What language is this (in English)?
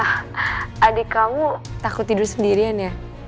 Indonesian